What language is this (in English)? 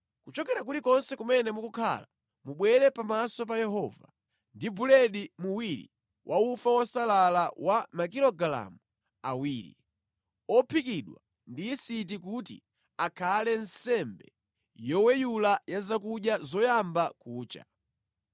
Nyanja